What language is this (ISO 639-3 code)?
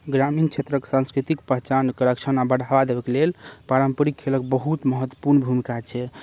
mai